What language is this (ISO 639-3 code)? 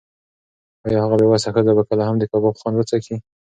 pus